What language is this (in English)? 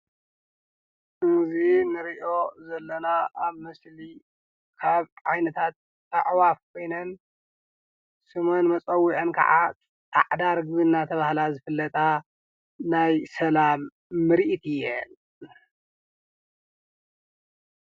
Tigrinya